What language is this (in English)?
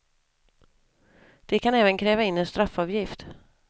Swedish